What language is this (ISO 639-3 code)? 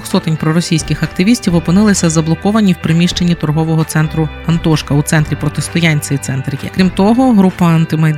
ukr